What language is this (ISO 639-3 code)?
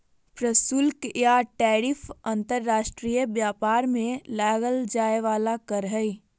mag